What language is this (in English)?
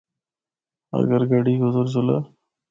Northern Hindko